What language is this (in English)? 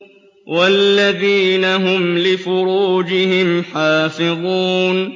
Arabic